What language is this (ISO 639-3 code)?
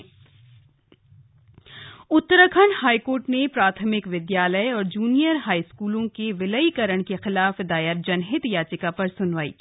hin